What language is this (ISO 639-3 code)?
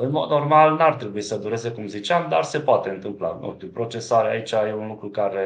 ron